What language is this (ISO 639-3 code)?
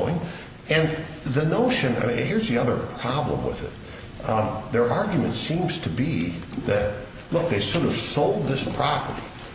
eng